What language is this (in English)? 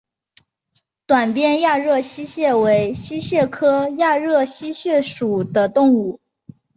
Chinese